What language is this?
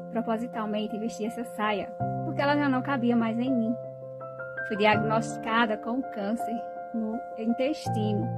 Portuguese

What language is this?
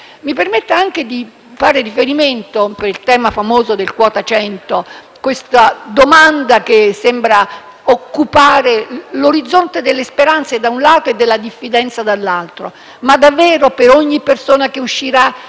Italian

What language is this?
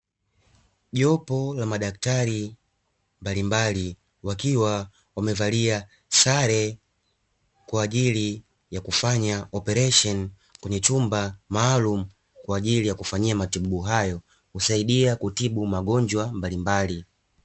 Swahili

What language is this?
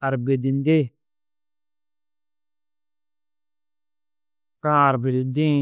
Tedaga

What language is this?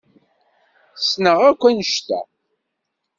Kabyle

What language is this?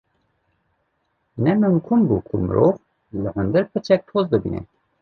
Kurdish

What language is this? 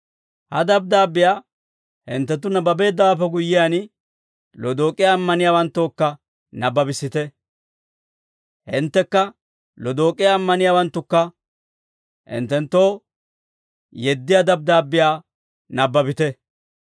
Dawro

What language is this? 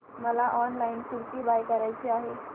Marathi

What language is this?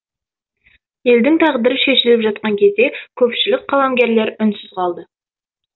Kazakh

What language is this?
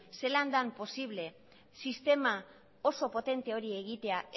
Basque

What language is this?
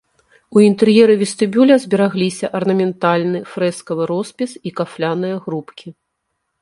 Belarusian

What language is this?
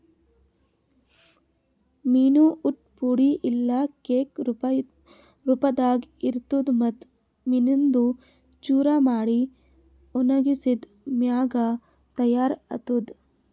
Kannada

